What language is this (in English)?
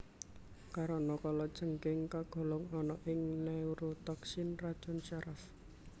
Javanese